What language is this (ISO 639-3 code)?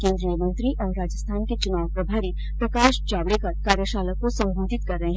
hin